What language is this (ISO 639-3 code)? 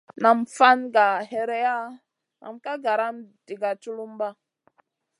mcn